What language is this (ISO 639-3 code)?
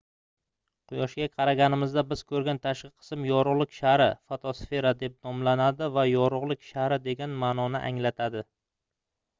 uzb